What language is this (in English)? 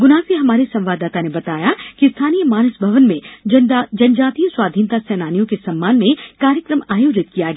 Hindi